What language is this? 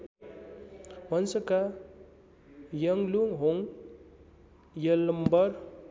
Nepali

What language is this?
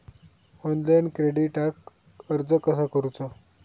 Marathi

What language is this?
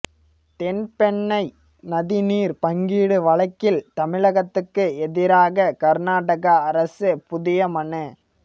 Tamil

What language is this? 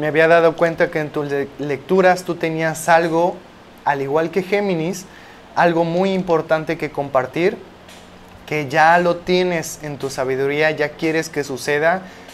Spanish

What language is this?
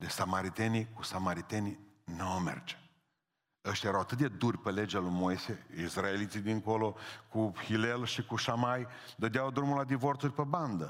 Romanian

